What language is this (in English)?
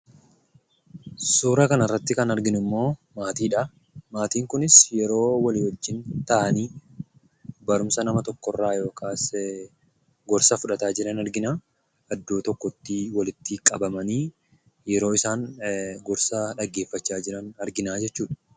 Oromo